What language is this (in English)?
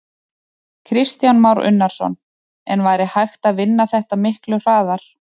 Icelandic